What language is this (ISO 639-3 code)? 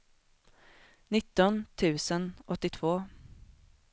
swe